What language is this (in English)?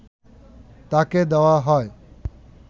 Bangla